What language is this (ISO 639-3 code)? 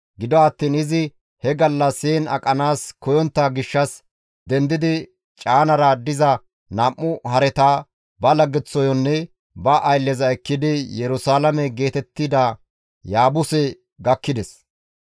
gmv